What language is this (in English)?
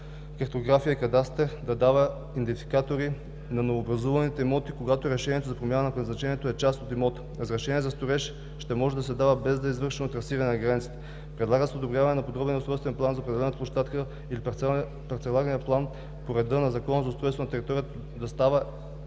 Bulgarian